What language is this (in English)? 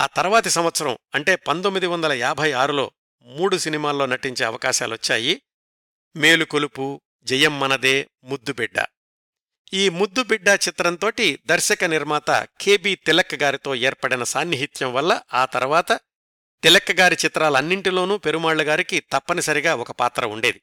Telugu